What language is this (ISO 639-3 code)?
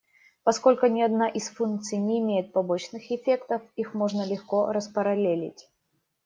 rus